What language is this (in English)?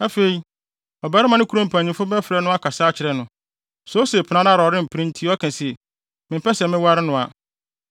Akan